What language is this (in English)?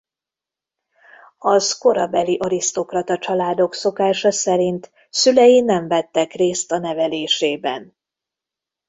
Hungarian